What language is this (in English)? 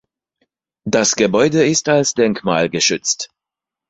German